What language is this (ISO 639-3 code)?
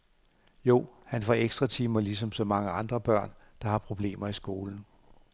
dan